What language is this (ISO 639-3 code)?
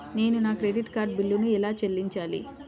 tel